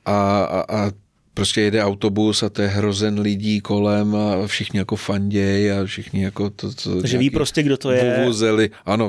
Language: Czech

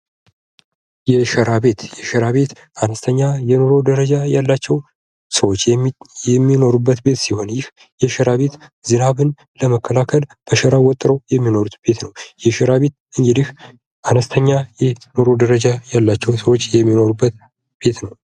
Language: Amharic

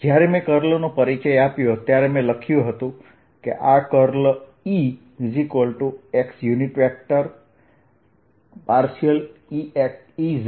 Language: Gujarati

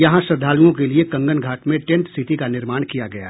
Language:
Hindi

